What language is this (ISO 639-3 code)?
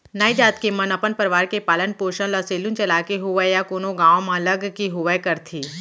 hne